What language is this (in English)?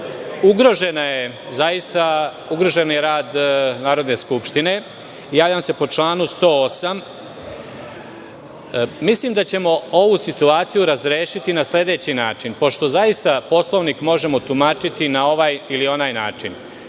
Serbian